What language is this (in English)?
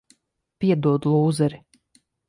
Latvian